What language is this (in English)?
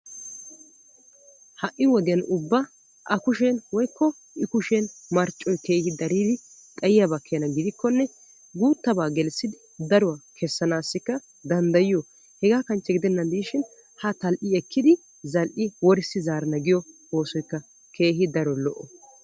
Wolaytta